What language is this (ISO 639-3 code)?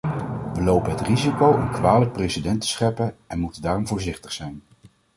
nld